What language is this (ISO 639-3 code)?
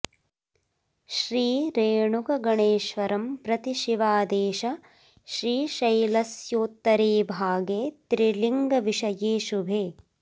san